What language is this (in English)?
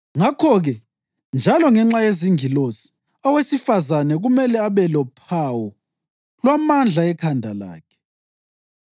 North Ndebele